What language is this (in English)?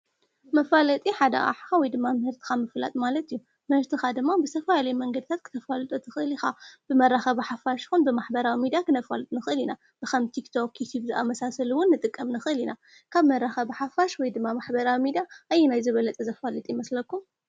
Tigrinya